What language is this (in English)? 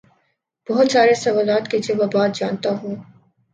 Urdu